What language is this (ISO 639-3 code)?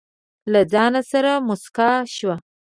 pus